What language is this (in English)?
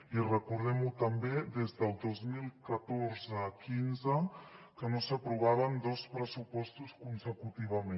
Catalan